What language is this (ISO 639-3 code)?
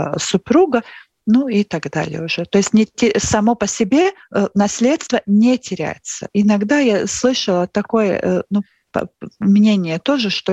rus